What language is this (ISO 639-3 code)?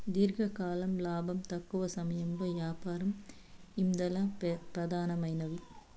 tel